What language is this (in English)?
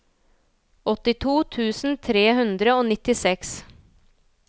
Norwegian